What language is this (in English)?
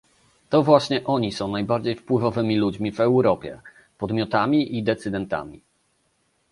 Polish